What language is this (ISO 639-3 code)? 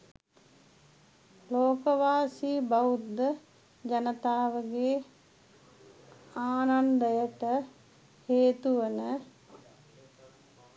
sin